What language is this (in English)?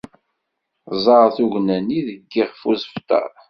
Kabyle